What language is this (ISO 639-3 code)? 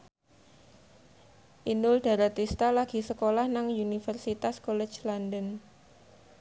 jav